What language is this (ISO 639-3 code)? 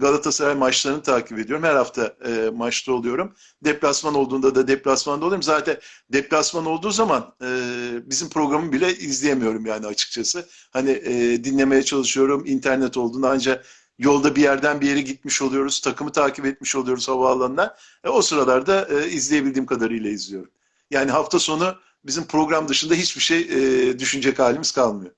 tur